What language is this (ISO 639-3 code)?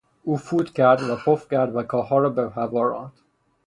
fas